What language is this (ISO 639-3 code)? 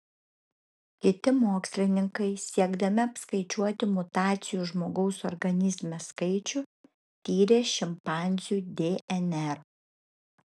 lit